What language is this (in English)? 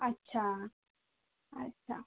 Marathi